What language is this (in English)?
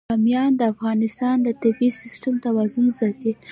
Pashto